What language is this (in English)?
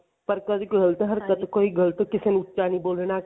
Punjabi